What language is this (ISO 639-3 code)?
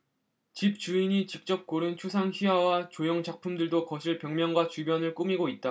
kor